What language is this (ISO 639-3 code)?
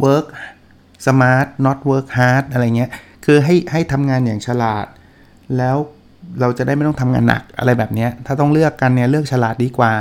tha